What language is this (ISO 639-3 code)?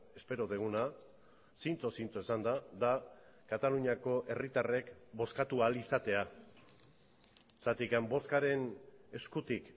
eus